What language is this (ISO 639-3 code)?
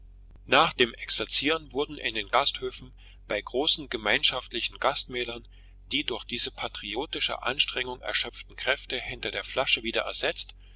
deu